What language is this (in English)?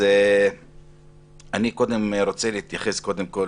Hebrew